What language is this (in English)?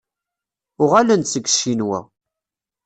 Kabyle